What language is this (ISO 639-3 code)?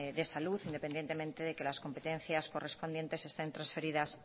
spa